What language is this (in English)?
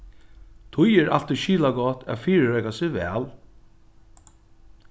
Faroese